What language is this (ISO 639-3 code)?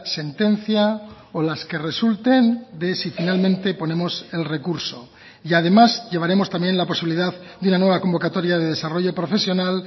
spa